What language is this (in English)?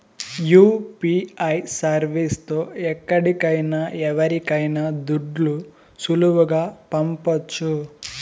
Telugu